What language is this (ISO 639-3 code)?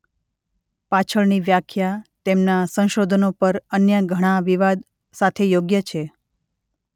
guj